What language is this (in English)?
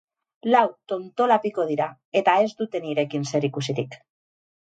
Basque